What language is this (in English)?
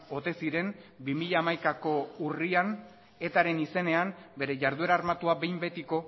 Basque